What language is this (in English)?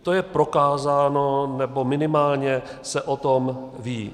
Czech